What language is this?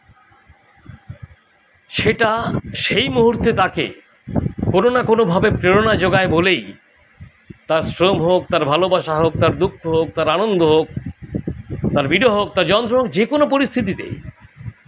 Bangla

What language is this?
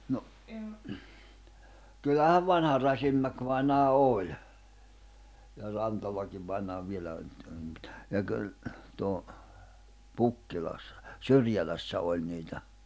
Finnish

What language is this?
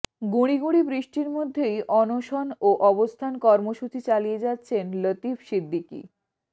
Bangla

